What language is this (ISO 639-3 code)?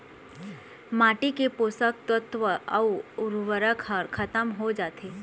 hne